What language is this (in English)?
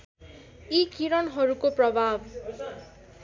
Nepali